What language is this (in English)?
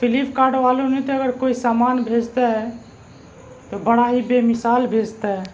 Urdu